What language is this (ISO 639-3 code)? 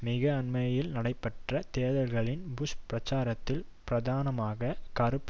tam